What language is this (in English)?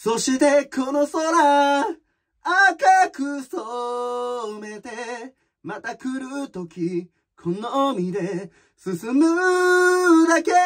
Japanese